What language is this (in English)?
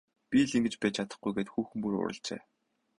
Mongolian